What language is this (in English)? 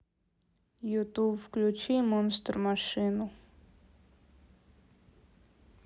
Russian